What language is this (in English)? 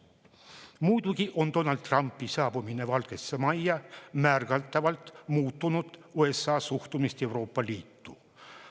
Estonian